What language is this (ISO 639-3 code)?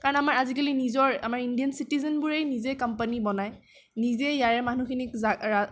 asm